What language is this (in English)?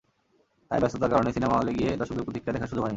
Bangla